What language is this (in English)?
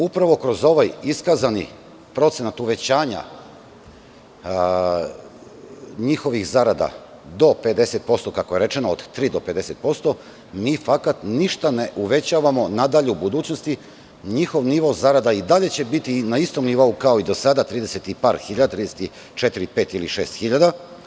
Serbian